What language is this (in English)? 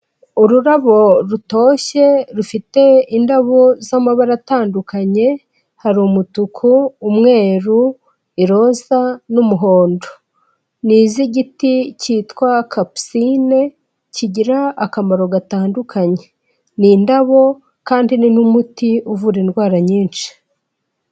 Kinyarwanda